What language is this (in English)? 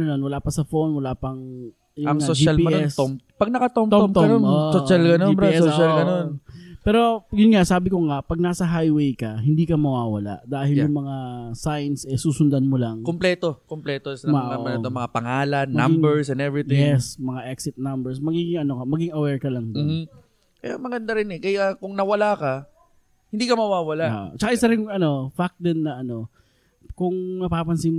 Filipino